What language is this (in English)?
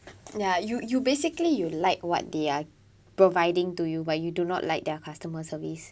English